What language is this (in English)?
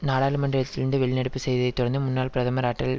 Tamil